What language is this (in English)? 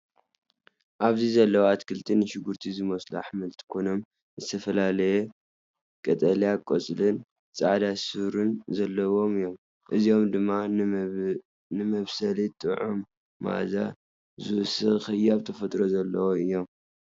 Tigrinya